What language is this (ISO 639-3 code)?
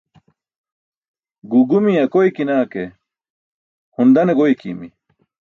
bsk